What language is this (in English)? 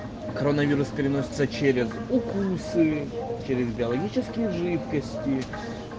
Russian